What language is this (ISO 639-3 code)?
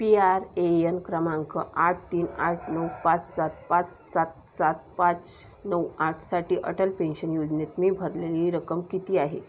mar